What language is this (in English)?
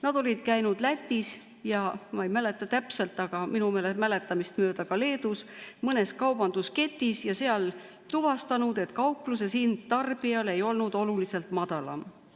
Estonian